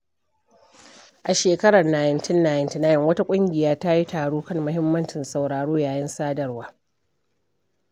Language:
Hausa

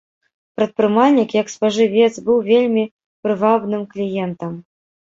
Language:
Belarusian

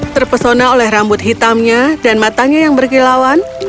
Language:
Indonesian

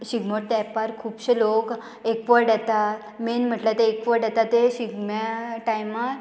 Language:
Konkani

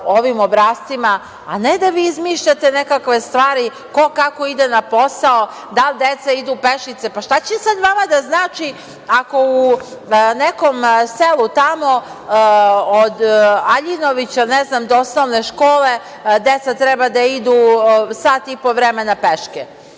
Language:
Serbian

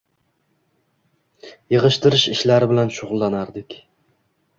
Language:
Uzbek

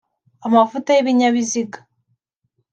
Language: Kinyarwanda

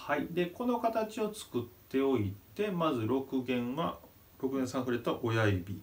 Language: Japanese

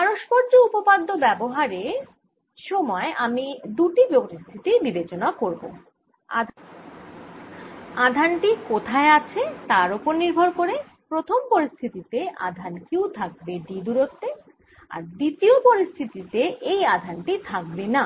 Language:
Bangla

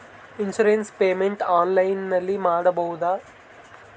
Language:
Kannada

